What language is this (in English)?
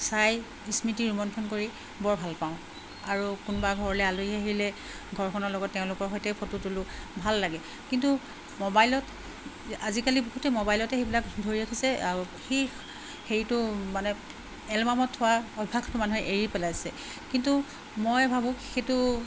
Assamese